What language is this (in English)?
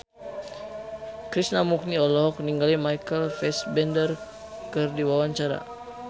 Sundanese